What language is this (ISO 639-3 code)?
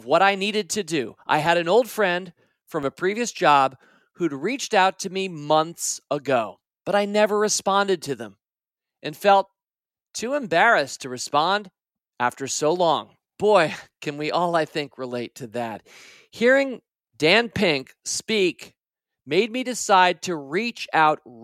eng